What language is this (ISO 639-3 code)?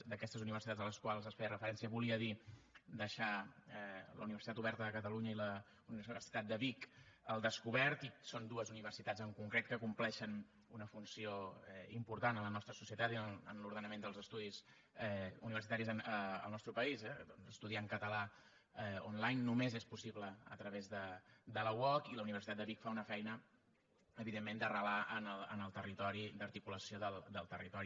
cat